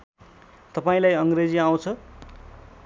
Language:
Nepali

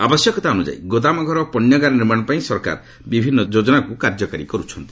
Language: Odia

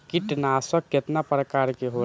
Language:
Bhojpuri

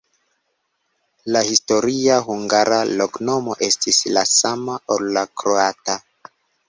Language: Esperanto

